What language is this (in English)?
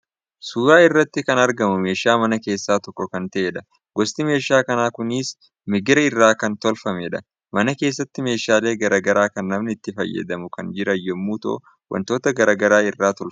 Oromo